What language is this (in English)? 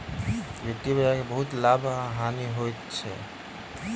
Maithili